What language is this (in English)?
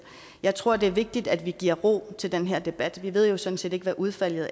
Danish